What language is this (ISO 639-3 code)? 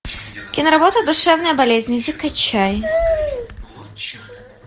rus